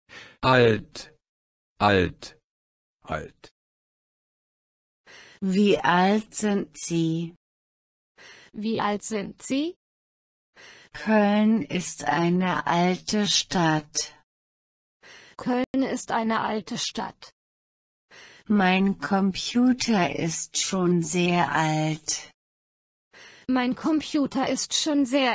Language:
German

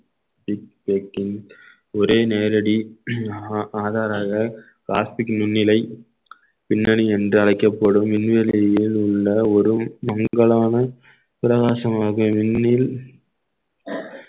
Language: Tamil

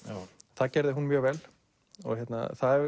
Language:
Icelandic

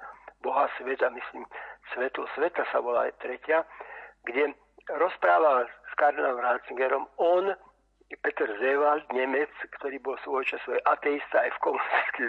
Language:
Slovak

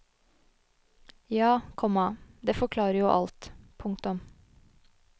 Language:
Norwegian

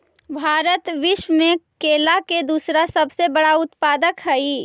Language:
Magahi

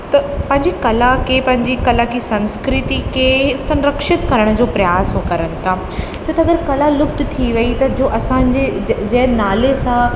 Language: Sindhi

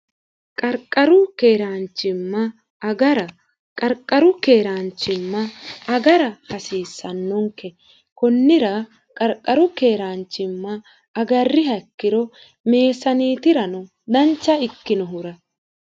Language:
Sidamo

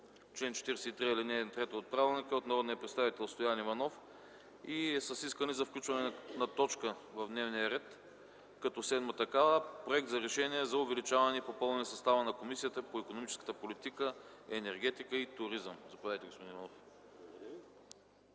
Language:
Bulgarian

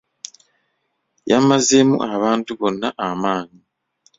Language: Ganda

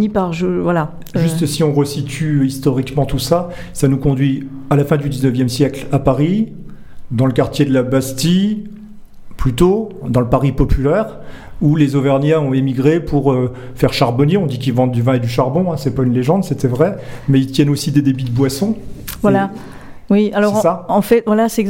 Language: French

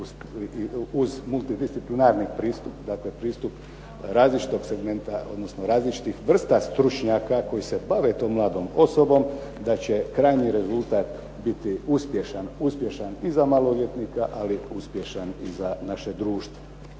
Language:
Croatian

